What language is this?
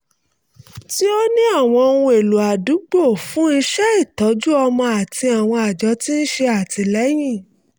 Yoruba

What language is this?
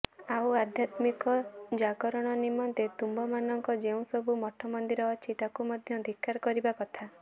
Odia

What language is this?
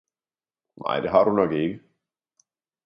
Danish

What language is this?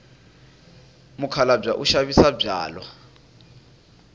Tsonga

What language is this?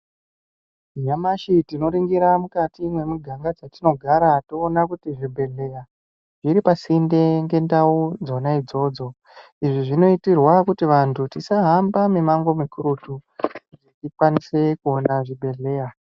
Ndau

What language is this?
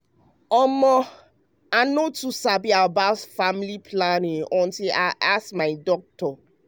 Nigerian Pidgin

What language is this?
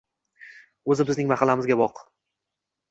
Uzbek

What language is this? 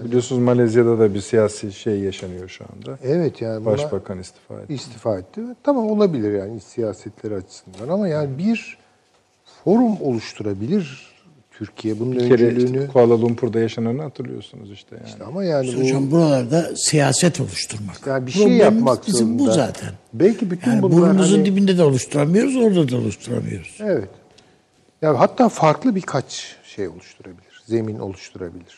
Turkish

